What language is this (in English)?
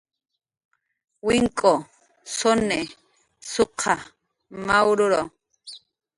Jaqaru